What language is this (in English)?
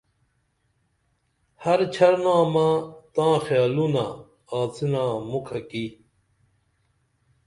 Dameli